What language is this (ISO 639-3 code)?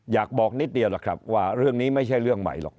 tha